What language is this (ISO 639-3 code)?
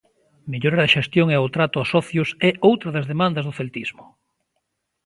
glg